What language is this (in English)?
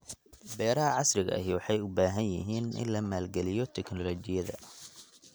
Somali